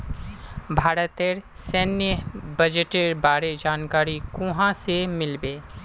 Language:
Magahi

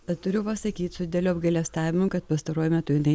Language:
Lithuanian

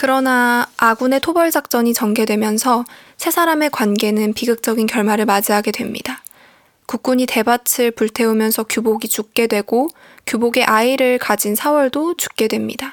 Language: Korean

